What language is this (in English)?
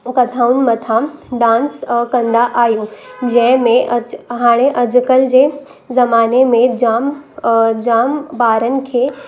Sindhi